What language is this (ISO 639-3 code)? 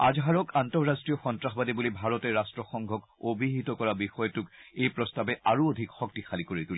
asm